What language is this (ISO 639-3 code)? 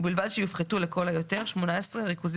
heb